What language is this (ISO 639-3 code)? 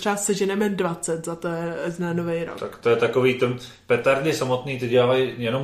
ces